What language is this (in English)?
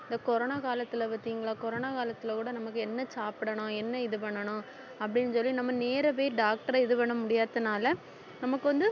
Tamil